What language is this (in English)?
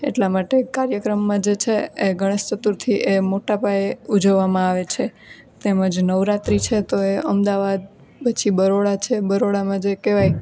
Gujarati